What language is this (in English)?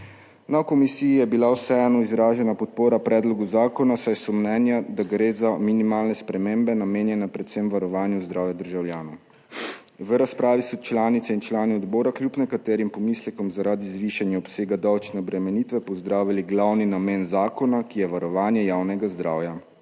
Slovenian